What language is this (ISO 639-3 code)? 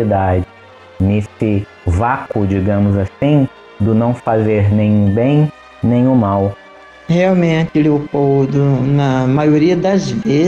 por